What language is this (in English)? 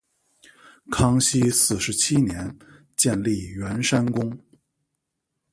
Chinese